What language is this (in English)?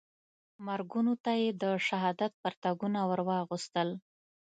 Pashto